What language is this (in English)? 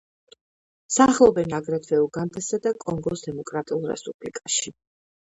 Georgian